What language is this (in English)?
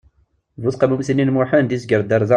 Kabyle